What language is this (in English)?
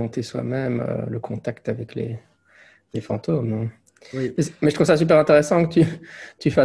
French